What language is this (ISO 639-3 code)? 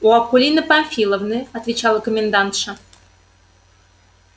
rus